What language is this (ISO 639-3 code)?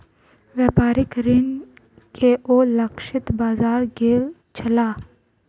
mai